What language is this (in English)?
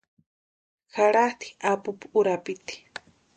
Western Highland Purepecha